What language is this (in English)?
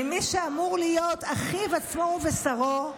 Hebrew